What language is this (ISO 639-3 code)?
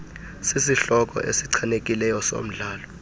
xho